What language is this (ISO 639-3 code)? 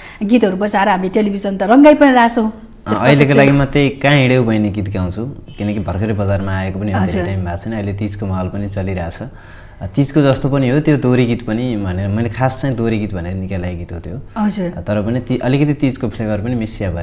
ind